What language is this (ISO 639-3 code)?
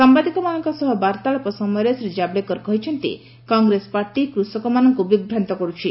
ori